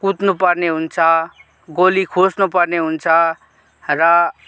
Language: Nepali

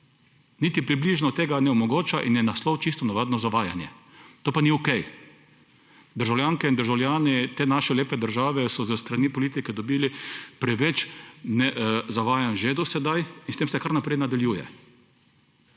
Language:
Slovenian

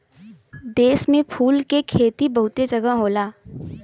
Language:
Bhojpuri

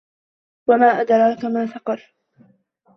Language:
Arabic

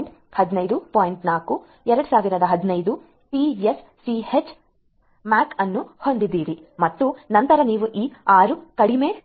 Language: Kannada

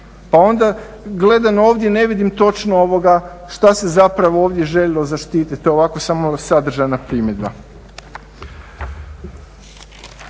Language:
Croatian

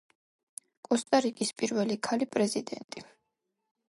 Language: Georgian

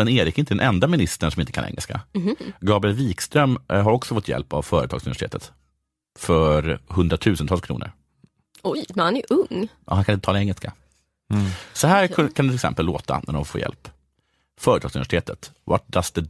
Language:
Swedish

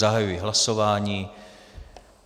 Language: Czech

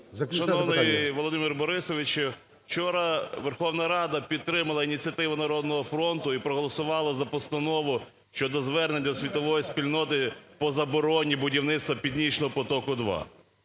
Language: Ukrainian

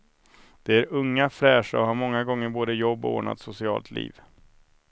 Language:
Swedish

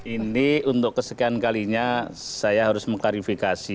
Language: Indonesian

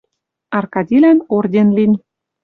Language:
Western Mari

